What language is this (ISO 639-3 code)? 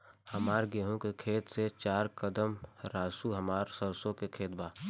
bho